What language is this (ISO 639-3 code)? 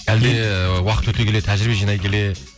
kaz